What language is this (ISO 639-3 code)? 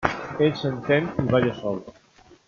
cat